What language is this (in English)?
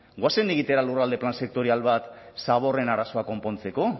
Basque